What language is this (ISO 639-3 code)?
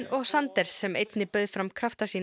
isl